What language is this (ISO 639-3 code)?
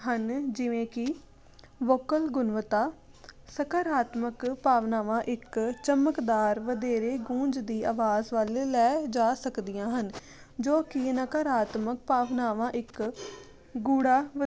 pan